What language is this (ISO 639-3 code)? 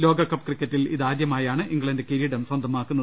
mal